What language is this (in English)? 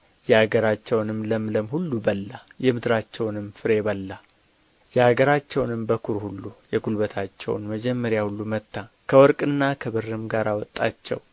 Amharic